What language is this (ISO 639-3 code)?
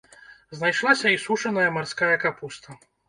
bel